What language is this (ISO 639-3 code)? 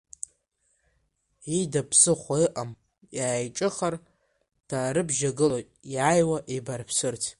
abk